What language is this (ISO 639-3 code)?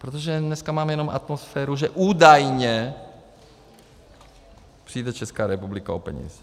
ces